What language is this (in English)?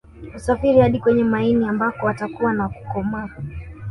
Swahili